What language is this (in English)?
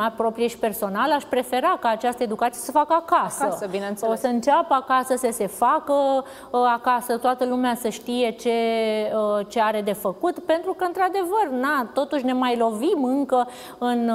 Romanian